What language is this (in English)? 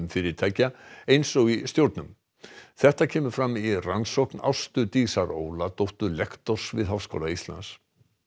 Icelandic